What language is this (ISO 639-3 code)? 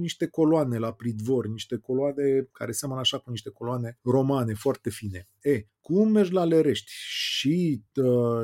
ron